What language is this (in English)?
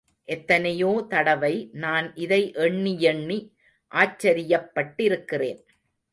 Tamil